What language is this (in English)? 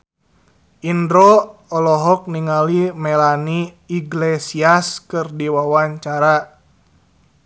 Sundanese